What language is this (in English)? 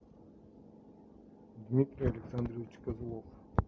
Russian